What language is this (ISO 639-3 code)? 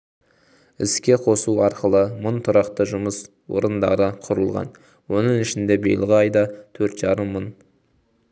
kaz